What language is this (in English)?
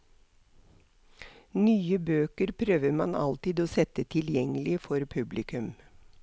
Norwegian